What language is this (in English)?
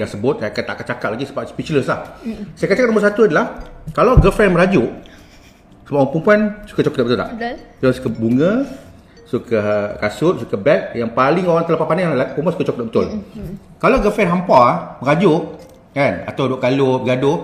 Malay